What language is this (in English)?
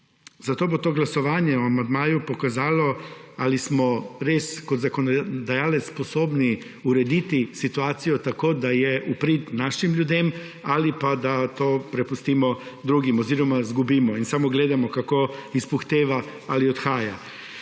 Slovenian